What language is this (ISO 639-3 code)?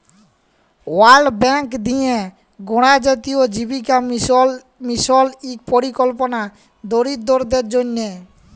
ben